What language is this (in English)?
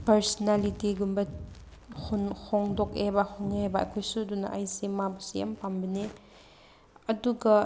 Manipuri